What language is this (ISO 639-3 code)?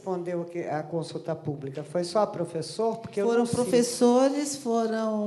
por